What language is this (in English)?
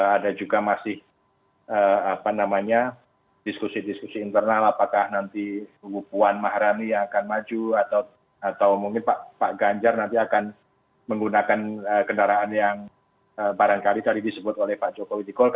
Indonesian